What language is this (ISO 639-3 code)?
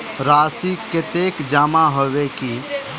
mag